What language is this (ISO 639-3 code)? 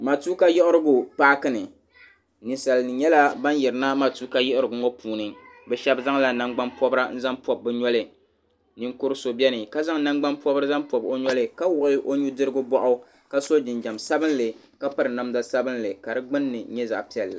dag